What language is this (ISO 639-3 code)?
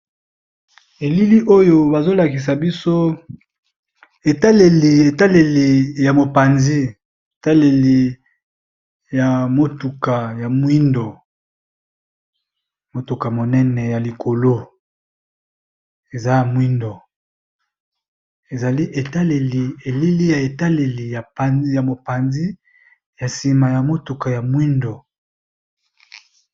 lin